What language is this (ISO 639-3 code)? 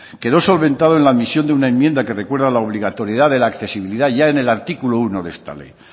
spa